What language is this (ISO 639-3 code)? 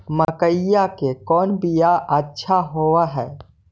mag